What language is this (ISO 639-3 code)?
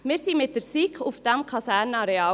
gsw